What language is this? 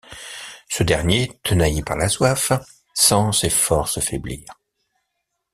French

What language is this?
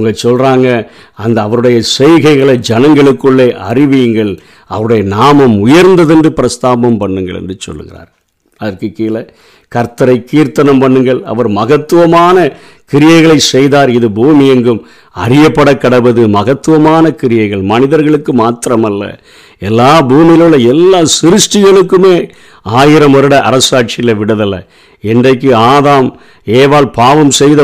Tamil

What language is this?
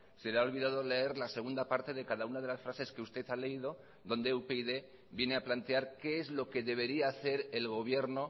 Spanish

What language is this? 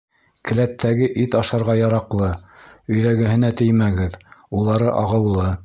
Bashkir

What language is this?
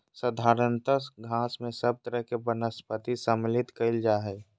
Magahi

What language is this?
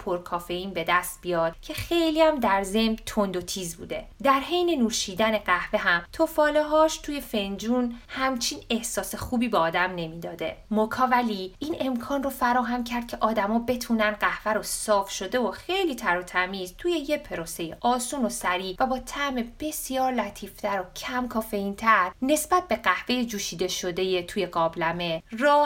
Persian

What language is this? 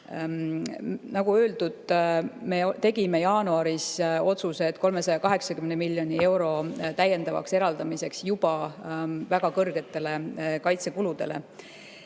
Estonian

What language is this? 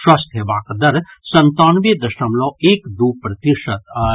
Maithili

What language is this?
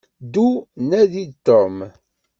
Kabyle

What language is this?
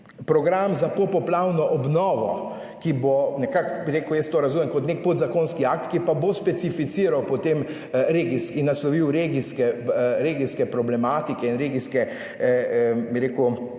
Slovenian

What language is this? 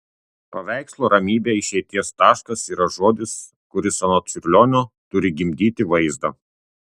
Lithuanian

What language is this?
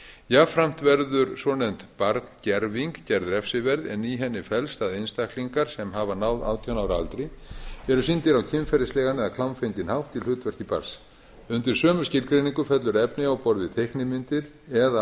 Icelandic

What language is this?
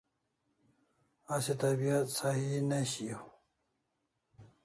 Kalasha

